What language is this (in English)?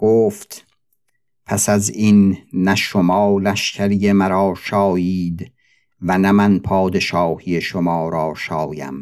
Persian